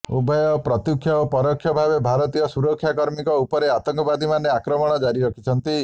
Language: Odia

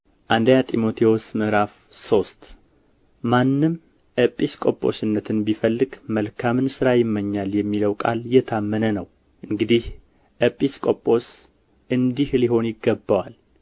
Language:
Amharic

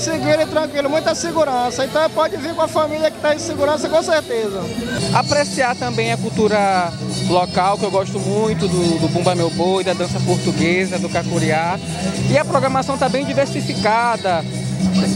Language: Portuguese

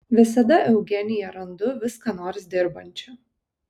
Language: Lithuanian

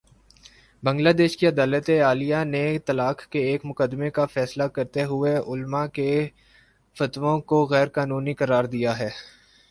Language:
Urdu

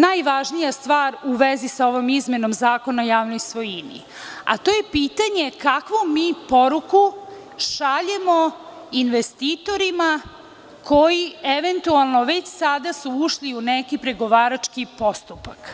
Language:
Serbian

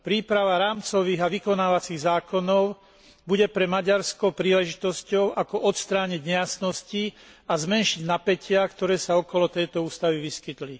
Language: Slovak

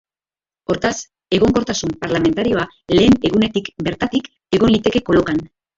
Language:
Basque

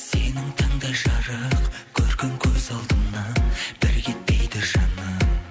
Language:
Kazakh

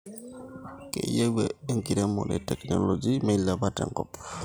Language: Masai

